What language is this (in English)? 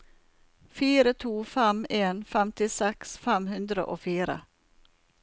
Norwegian